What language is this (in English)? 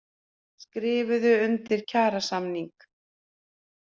Icelandic